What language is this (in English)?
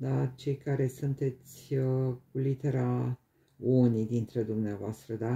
Romanian